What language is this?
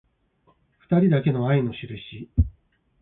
Japanese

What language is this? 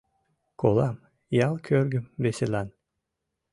Mari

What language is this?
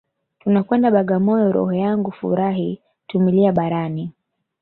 Swahili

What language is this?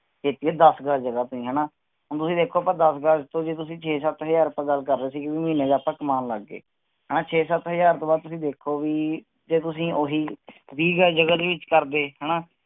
Punjabi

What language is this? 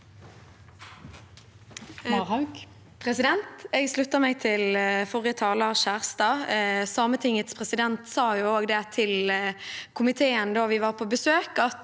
Norwegian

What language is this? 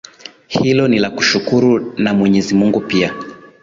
Swahili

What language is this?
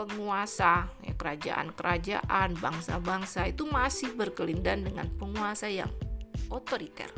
Indonesian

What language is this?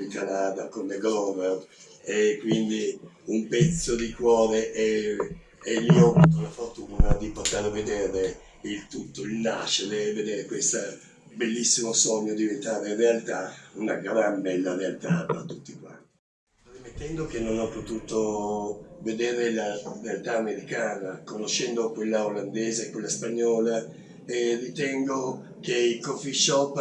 Italian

